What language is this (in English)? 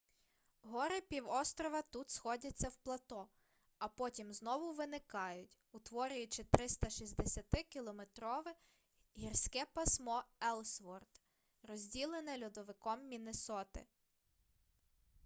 Ukrainian